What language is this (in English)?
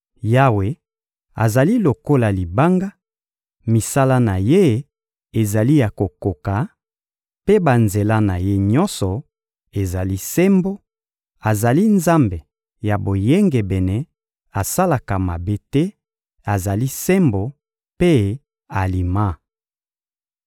Lingala